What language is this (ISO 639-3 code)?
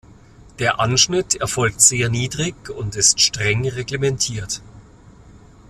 deu